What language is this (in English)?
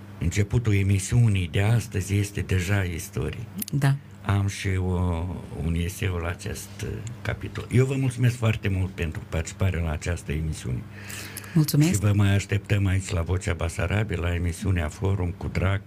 Romanian